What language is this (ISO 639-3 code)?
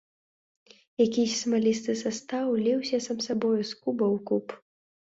bel